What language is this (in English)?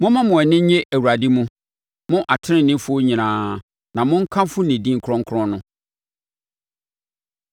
Akan